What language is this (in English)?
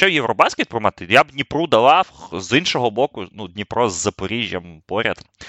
Ukrainian